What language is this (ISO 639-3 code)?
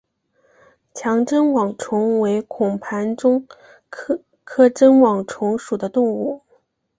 zho